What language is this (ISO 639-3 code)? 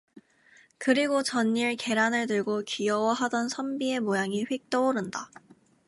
kor